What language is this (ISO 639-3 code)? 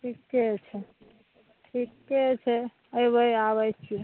mai